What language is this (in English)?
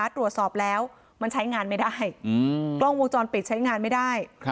Thai